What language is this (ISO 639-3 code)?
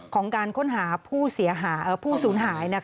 tha